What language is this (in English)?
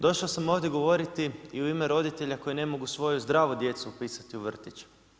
Croatian